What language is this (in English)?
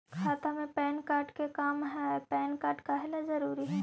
Magahi